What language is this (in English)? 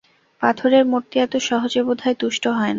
Bangla